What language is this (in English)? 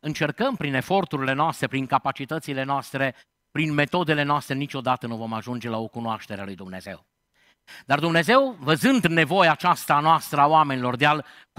Romanian